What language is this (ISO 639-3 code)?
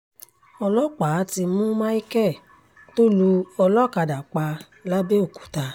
yor